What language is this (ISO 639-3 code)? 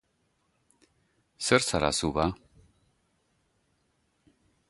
eus